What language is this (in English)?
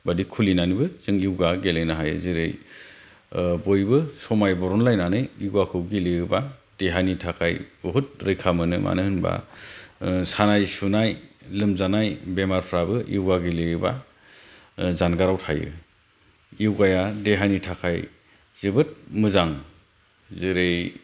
Bodo